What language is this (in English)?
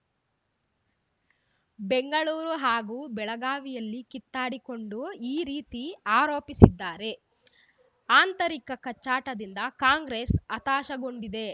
Kannada